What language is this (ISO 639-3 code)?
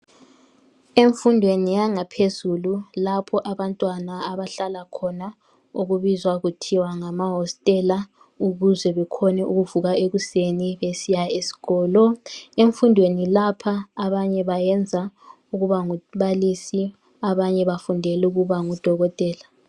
nde